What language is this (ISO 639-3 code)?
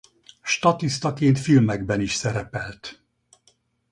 hun